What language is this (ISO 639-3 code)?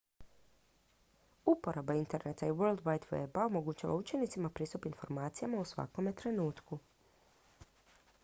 hrv